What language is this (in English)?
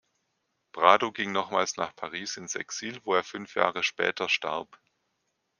German